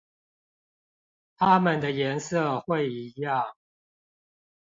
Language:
Chinese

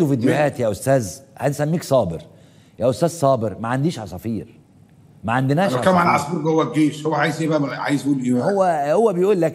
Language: Arabic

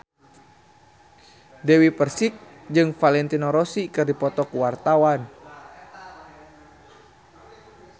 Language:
Sundanese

